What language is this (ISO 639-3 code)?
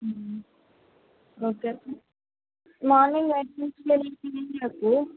tel